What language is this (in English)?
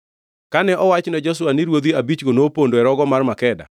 Luo (Kenya and Tanzania)